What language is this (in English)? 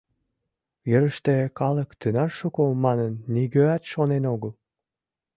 Mari